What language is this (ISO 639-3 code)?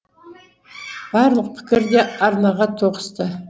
kaz